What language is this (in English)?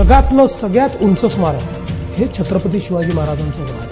Marathi